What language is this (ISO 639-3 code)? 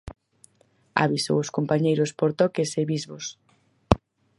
glg